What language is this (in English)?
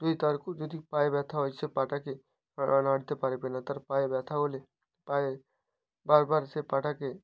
Bangla